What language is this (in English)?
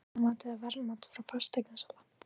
Icelandic